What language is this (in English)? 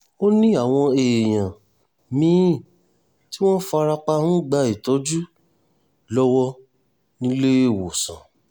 Yoruba